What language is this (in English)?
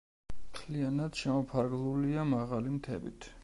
Georgian